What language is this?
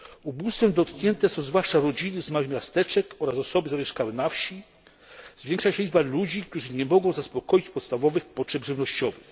Polish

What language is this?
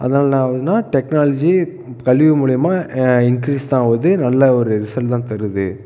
Tamil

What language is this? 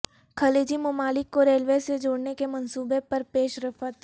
Urdu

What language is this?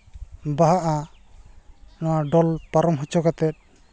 Santali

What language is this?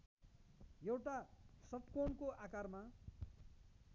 Nepali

